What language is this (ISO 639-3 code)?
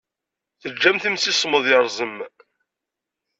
kab